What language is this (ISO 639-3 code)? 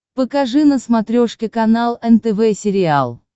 rus